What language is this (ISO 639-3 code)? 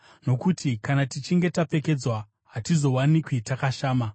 sna